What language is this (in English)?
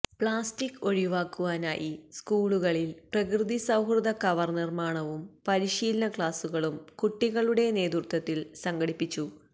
Malayalam